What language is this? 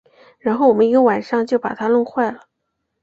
Chinese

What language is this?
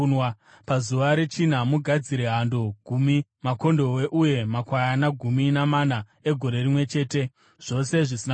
Shona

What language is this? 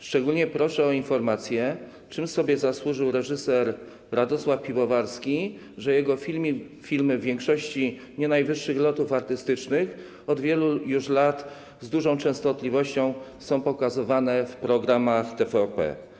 Polish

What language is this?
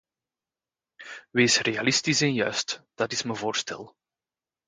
Dutch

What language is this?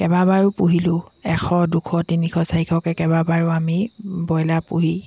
Assamese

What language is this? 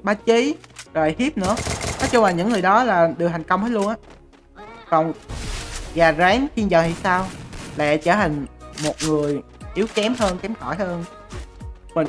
Vietnamese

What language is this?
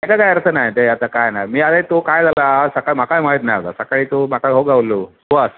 Marathi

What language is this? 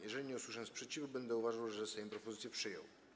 Polish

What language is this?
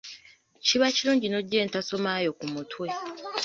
Ganda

